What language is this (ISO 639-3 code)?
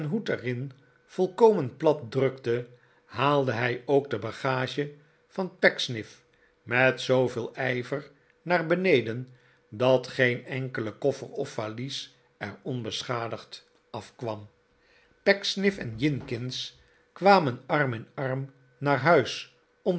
nld